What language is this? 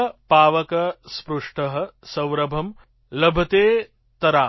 Gujarati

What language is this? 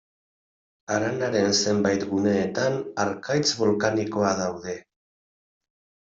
Basque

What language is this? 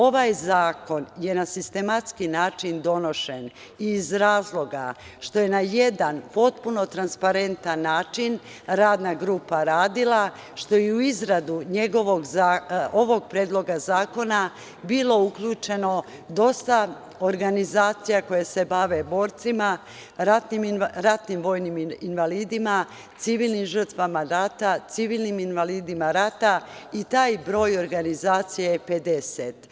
Serbian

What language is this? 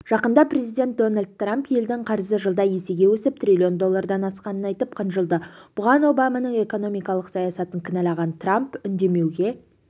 Kazakh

